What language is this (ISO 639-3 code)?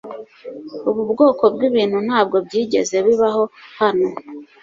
kin